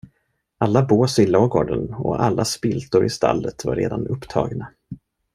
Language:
Swedish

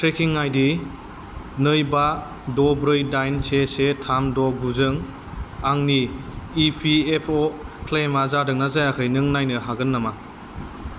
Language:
Bodo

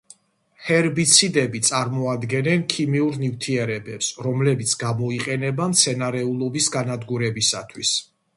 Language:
Georgian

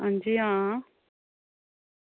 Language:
Dogri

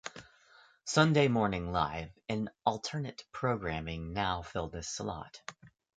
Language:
English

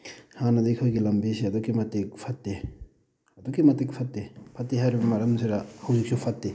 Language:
Manipuri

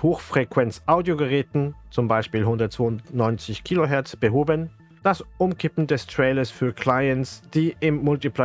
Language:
German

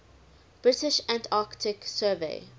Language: English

